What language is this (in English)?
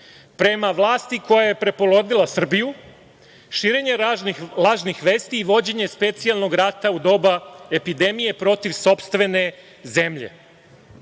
Serbian